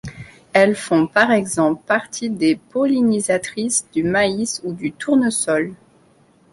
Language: French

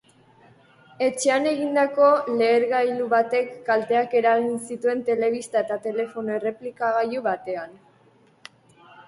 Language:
Basque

